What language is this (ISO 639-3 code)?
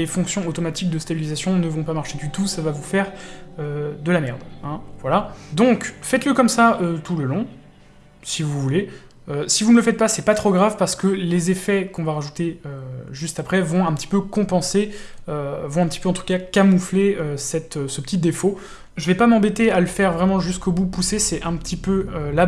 fra